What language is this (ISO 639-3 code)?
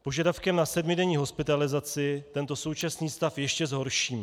ces